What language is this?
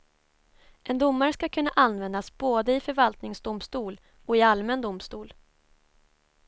Swedish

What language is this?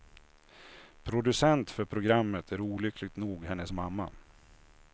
Swedish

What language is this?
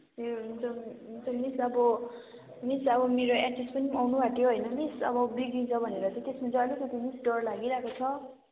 Nepali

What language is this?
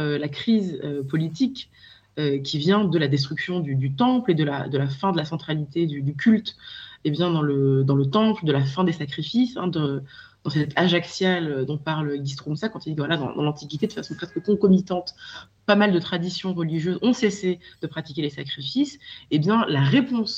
French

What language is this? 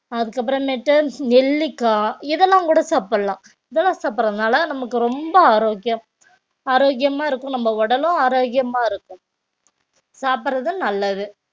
Tamil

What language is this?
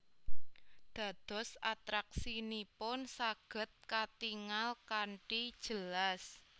Javanese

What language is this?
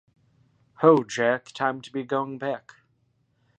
English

